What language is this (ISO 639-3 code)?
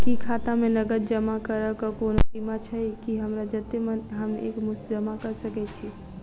mai